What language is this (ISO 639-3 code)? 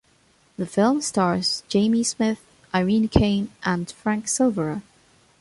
eng